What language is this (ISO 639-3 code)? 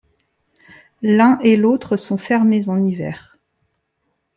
fra